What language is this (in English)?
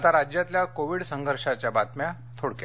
Marathi